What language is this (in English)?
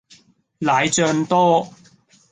Cantonese